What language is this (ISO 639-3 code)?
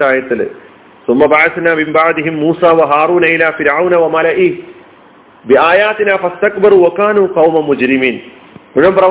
mal